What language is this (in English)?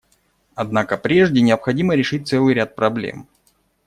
Russian